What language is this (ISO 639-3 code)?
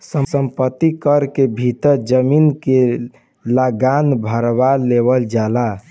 bho